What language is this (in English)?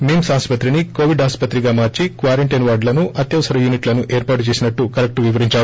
Telugu